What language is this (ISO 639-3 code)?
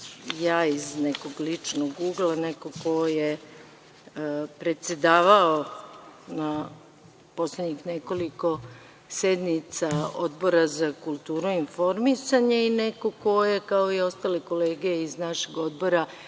srp